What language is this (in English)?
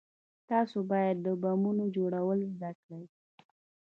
Pashto